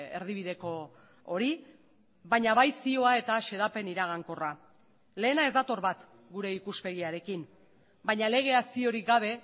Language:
Basque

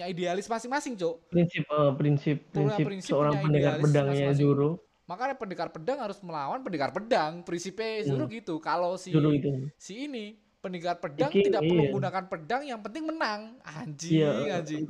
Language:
Indonesian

